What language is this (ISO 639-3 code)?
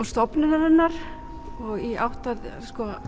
isl